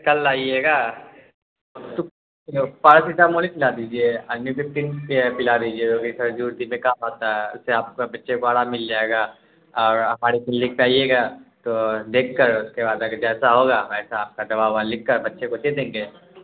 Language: Urdu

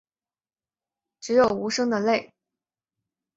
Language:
Chinese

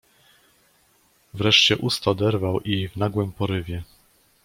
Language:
Polish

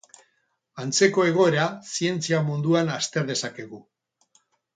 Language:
Basque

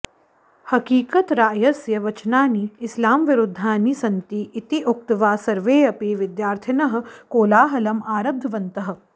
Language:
Sanskrit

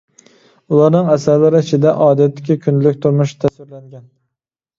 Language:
Uyghur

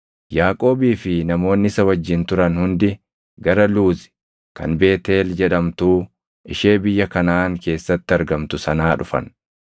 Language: Oromo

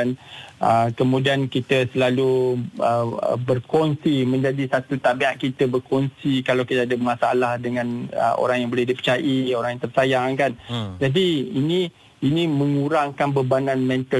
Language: Malay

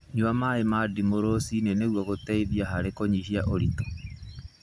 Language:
Kikuyu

